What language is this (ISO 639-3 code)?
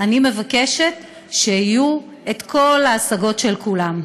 heb